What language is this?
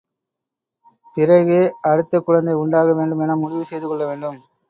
Tamil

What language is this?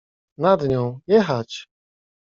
Polish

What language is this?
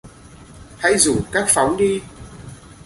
Vietnamese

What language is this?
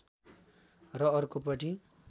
Nepali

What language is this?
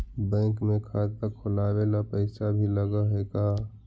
Magahi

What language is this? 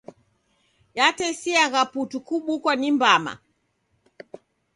Taita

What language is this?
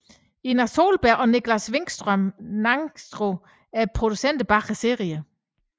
Danish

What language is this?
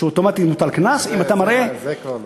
Hebrew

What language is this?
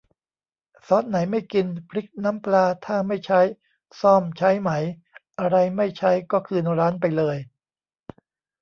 Thai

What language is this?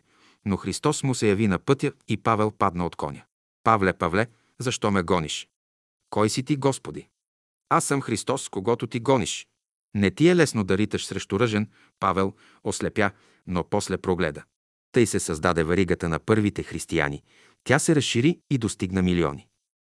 Bulgarian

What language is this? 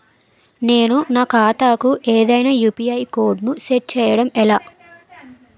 Telugu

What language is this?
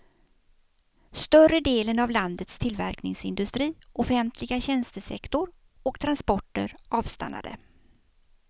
Swedish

